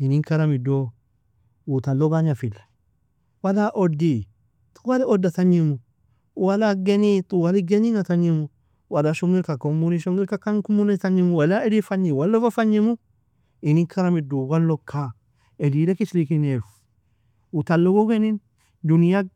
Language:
Nobiin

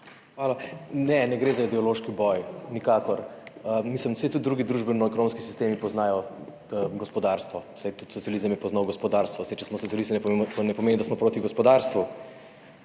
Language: Slovenian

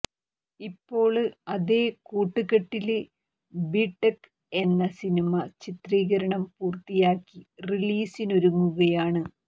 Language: Malayalam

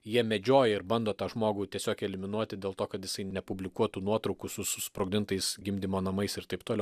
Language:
Lithuanian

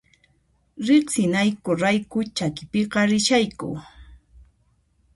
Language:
Puno Quechua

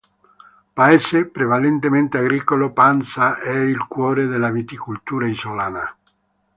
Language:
Italian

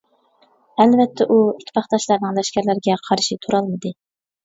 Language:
Uyghur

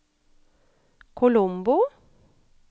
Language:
Norwegian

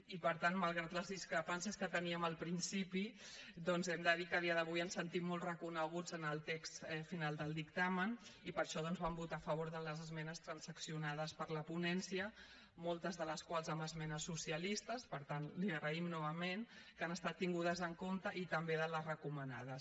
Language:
Catalan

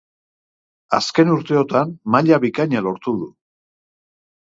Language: Basque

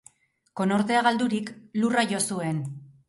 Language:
Basque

